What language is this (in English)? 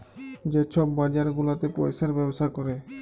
Bangla